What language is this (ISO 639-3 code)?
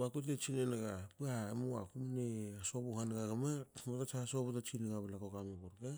hao